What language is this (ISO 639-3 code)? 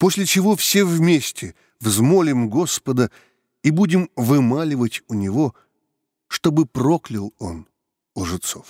rus